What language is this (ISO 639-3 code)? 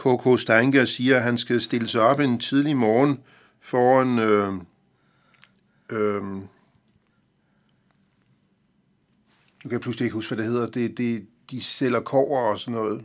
dan